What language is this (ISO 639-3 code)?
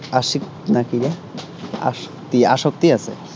asm